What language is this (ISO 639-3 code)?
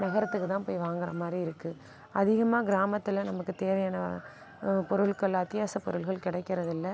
tam